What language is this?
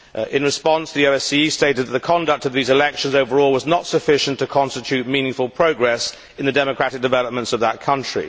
English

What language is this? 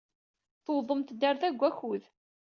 Kabyle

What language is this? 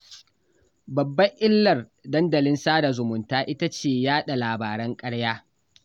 Hausa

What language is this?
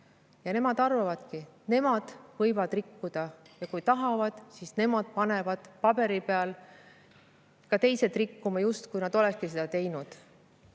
Estonian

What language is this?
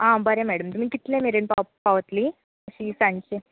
Konkani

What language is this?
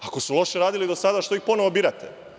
Serbian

